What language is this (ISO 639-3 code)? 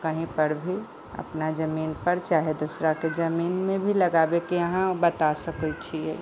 mai